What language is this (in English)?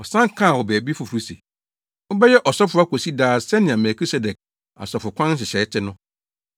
Akan